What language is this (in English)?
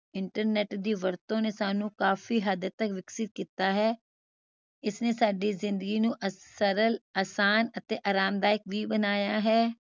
Punjabi